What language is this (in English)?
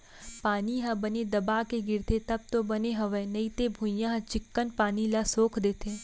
Chhattisgarhi